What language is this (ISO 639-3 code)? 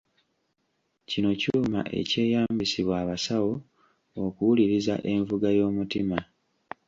lug